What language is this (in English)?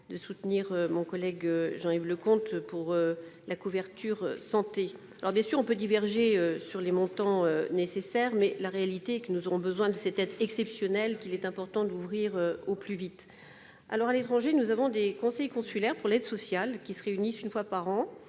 French